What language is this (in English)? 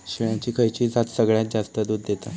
Marathi